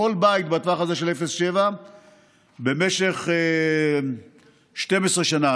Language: Hebrew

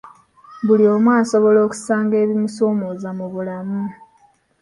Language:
Ganda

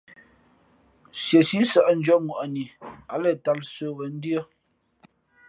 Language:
Fe'fe'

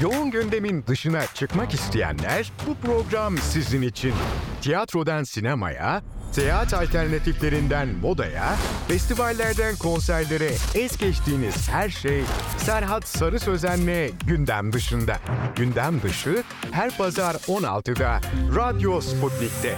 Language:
Turkish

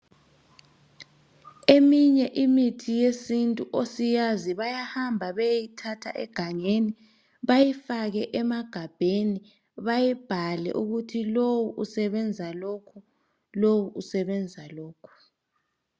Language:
North Ndebele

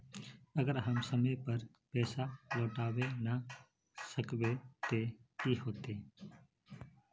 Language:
Magahi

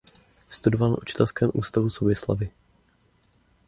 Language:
Czech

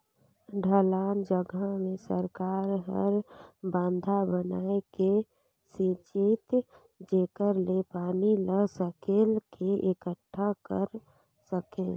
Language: Chhattisgarhi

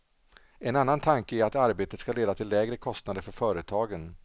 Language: Swedish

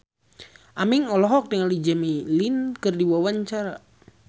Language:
Sundanese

